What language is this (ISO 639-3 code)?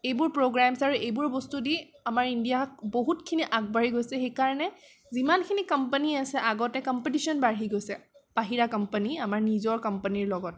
asm